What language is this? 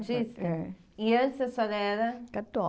Portuguese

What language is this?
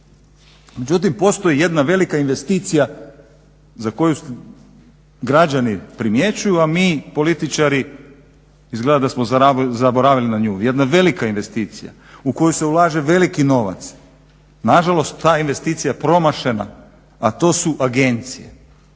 Croatian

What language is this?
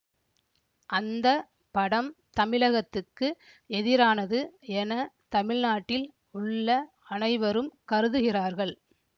Tamil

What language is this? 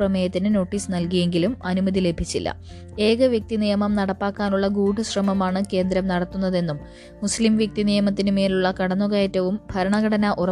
Malayalam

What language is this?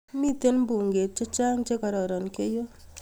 Kalenjin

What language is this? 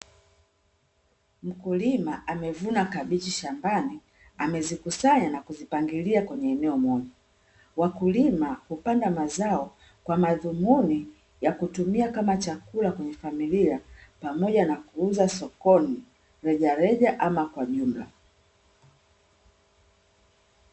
Swahili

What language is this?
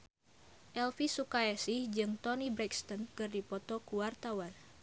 Sundanese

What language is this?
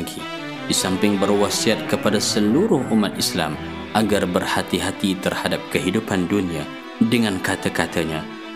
Malay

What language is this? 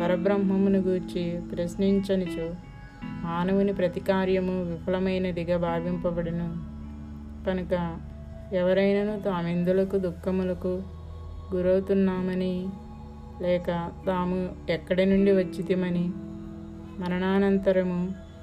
Telugu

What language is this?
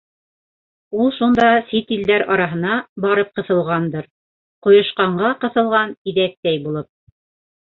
Bashkir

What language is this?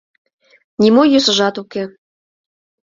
Mari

